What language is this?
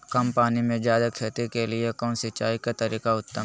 Magahi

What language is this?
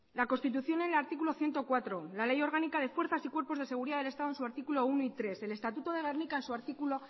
Spanish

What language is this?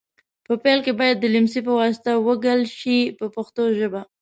Pashto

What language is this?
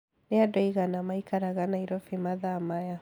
Kikuyu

